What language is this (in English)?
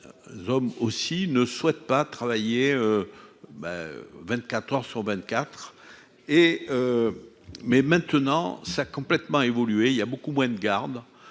French